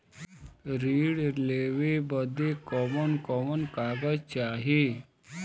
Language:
Bhojpuri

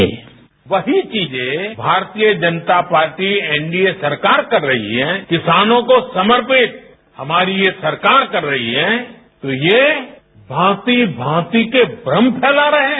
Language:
Hindi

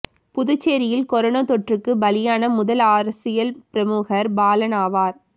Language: Tamil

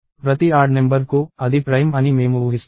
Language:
Telugu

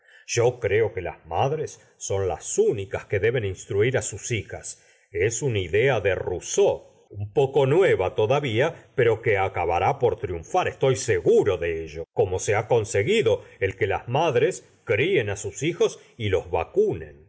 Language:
Spanish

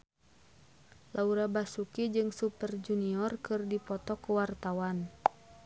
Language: Sundanese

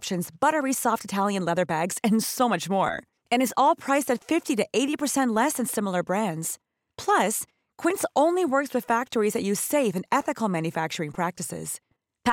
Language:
Filipino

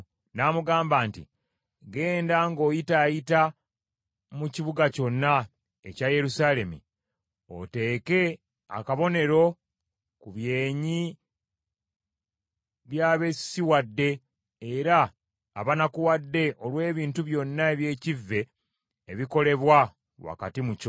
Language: Ganda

